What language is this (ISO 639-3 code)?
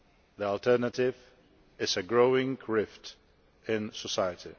eng